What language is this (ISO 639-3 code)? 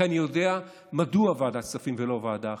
heb